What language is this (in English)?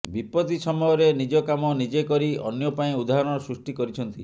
Odia